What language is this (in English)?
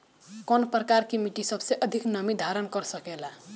Bhojpuri